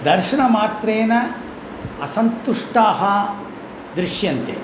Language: Sanskrit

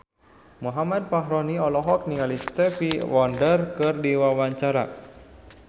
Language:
Sundanese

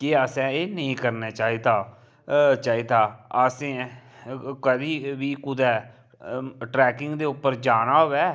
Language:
Dogri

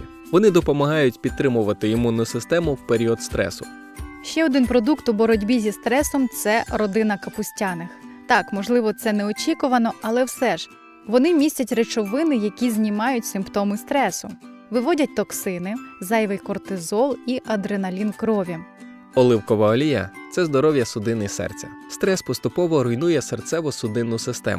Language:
Ukrainian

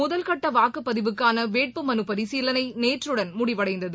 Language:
Tamil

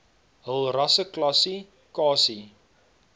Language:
Afrikaans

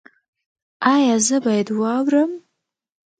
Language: Pashto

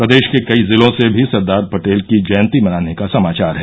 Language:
Hindi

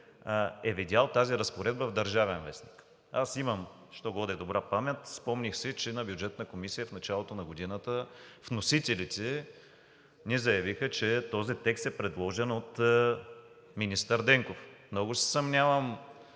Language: Bulgarian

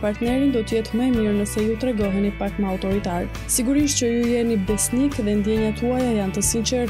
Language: French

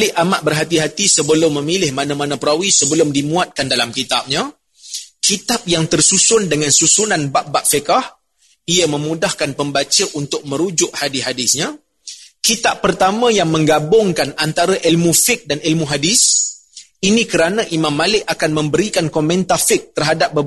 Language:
Malay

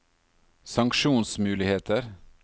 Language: Norwegian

